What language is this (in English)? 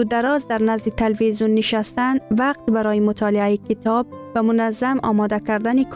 Persian